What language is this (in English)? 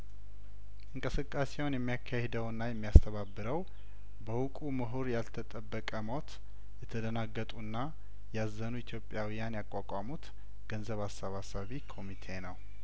Amharic